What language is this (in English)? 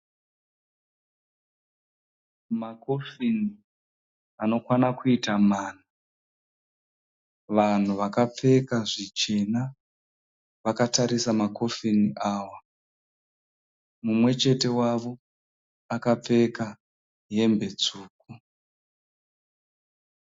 Shona